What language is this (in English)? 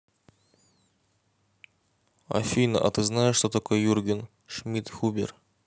Russian